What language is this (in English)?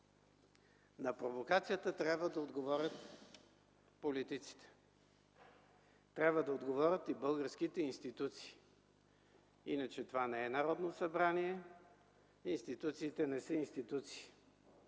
Bulgarian